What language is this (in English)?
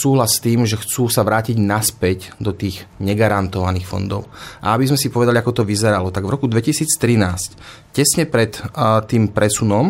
Slovak